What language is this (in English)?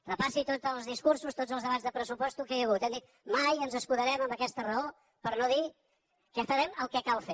Catalan